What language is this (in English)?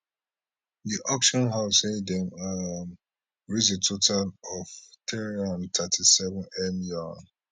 Nigerian Pidgin